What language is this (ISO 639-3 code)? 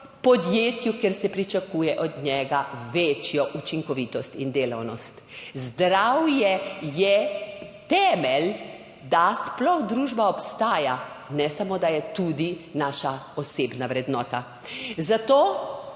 slv